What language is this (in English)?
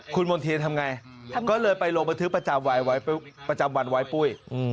Thai